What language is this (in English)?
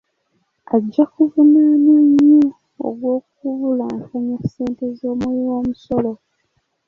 Ganda